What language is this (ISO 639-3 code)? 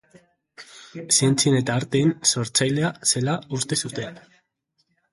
eus